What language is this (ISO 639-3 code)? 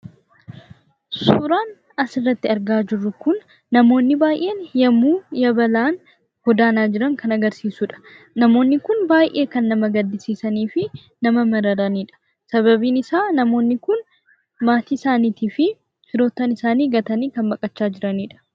orm